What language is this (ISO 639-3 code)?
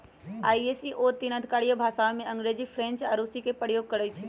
mag